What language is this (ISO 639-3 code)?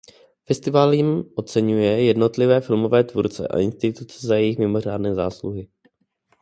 ces